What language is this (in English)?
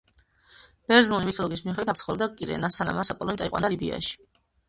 Georgian